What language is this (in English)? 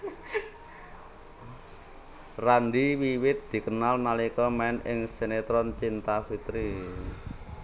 Javanese